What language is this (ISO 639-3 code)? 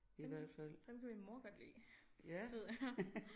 dan